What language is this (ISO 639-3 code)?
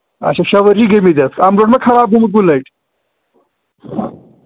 kas